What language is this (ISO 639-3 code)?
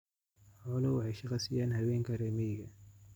som